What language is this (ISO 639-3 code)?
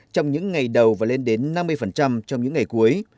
vie